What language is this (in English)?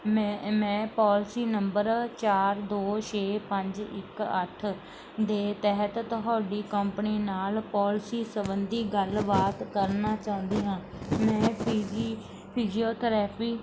Punjabi